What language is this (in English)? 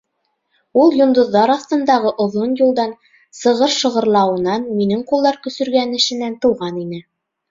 Bashkir